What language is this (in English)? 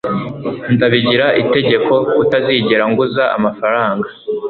Kinyarwanda